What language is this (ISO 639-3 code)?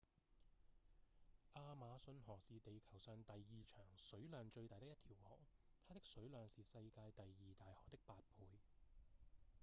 yue